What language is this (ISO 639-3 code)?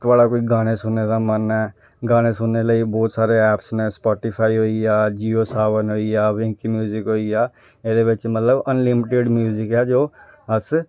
doi